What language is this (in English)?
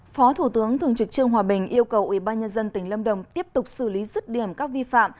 Vietnamese